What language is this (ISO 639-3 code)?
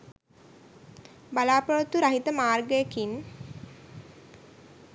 sin